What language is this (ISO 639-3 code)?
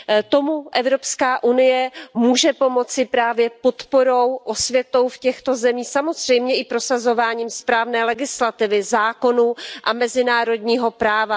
ces